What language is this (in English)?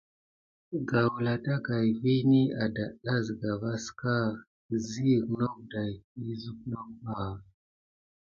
Gidar